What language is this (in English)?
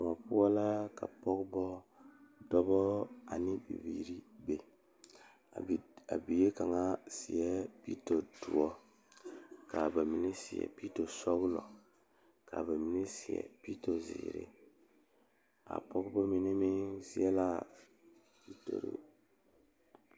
Southern Dagaare